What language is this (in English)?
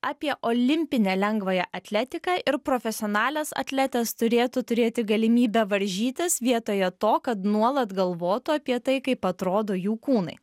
Lithuanian